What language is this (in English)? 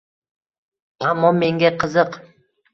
Uzbek